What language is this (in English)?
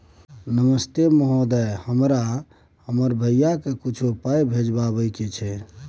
Maithili